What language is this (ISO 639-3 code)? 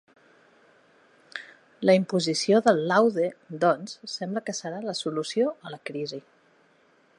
cat